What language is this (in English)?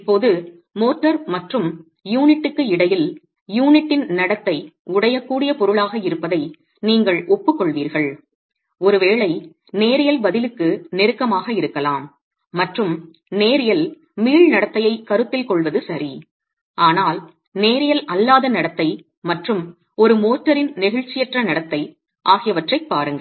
Tamil